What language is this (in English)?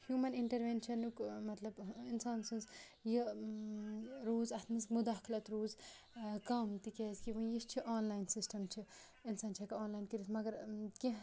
Kashmiri